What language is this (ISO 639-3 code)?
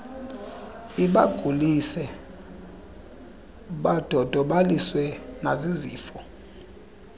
xho